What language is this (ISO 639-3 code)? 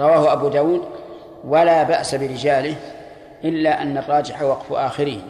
ara